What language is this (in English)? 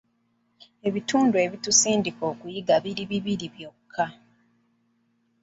Ganda